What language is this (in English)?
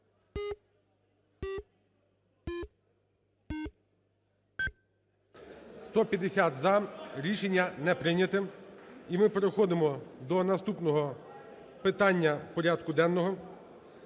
Ukrainian